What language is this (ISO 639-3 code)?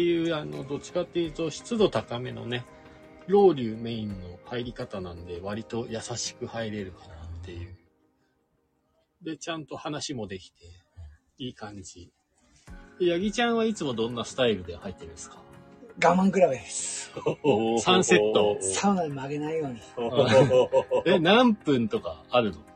jpn